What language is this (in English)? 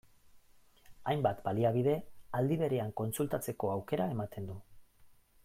Basque